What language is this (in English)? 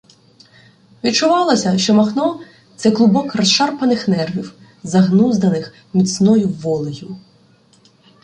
Ukrainian